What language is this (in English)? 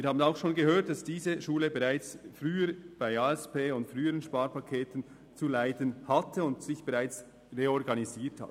Swiss German